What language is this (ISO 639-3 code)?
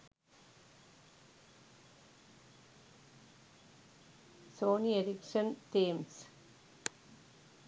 sin